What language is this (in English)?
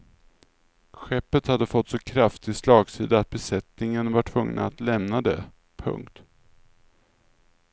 Swedish